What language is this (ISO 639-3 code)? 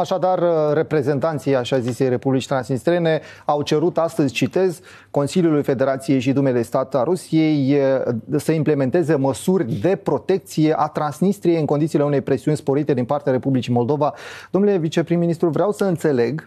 ron